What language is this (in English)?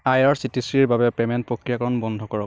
Assamese